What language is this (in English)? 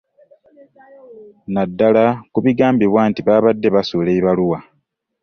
Ganda